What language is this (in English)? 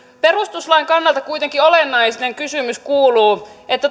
Finnish